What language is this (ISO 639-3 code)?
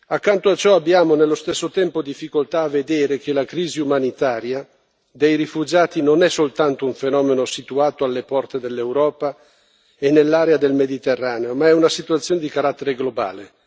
ita